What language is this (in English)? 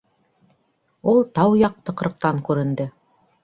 Bashkir